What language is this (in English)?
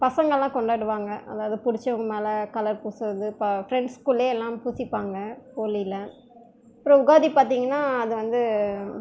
Tamil